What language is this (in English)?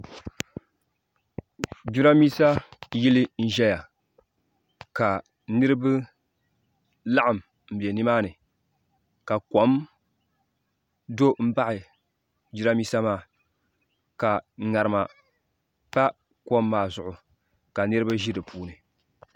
Dagbani